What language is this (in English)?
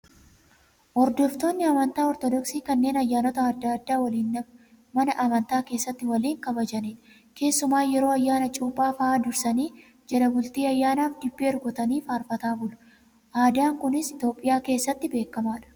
Oromo